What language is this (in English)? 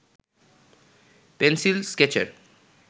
Bangla